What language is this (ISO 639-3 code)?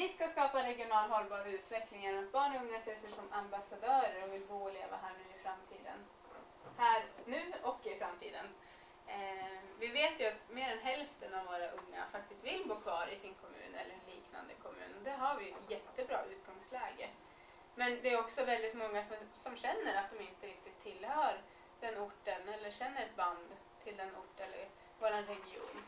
swe